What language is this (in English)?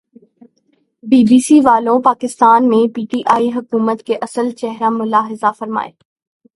Urdu